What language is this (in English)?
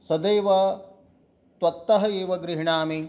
Sanskrit